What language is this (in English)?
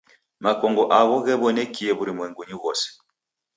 Taita